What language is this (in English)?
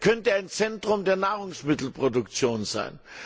German